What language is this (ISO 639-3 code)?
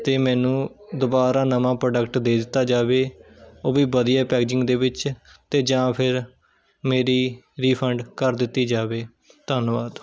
pan